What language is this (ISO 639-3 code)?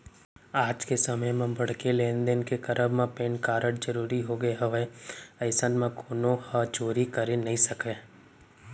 hne